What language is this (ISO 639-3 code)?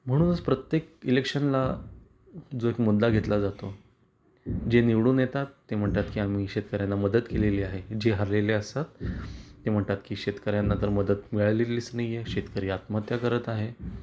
mar